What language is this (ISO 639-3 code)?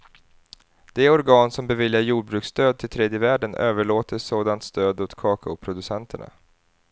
swe